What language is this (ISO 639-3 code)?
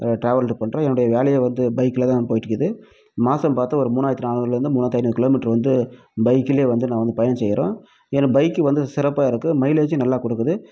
tam